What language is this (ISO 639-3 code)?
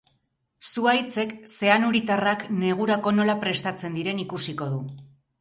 eus